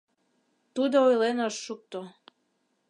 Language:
Mari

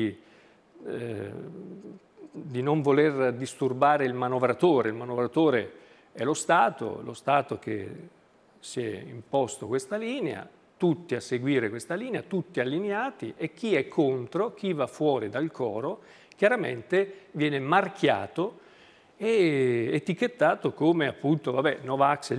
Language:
Italian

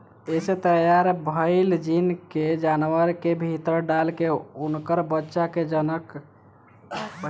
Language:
Bhojpuri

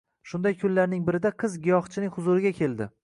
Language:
Uzbek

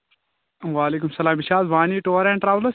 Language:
Kashmiri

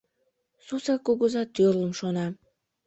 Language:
Mari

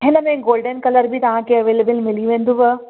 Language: Sindhi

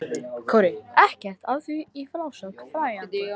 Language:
Icelandic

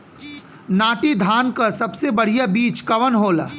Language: Bhojpuri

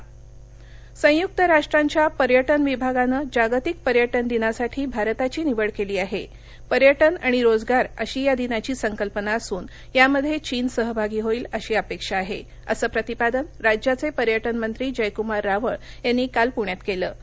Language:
Marathi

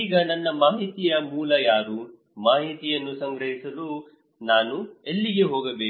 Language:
Kannada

